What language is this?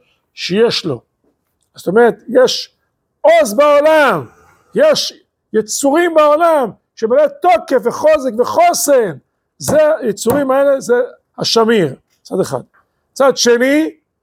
Hebrew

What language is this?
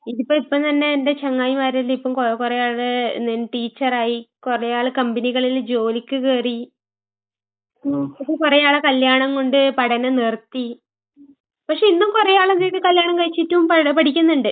Malayalam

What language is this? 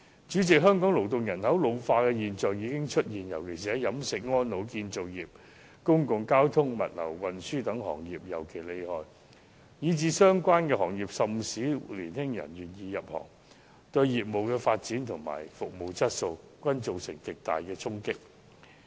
Cantonese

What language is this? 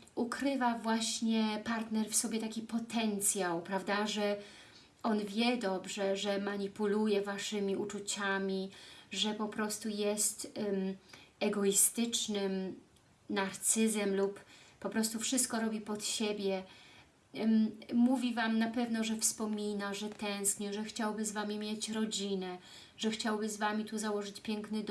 Polish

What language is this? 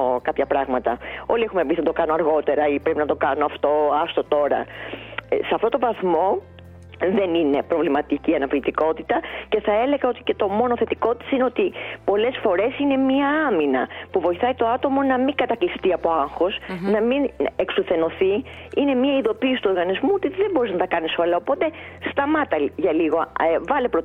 Greek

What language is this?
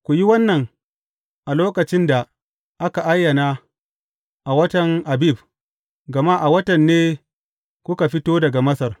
Hausa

